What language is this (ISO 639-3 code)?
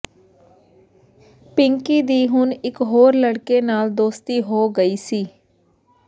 pan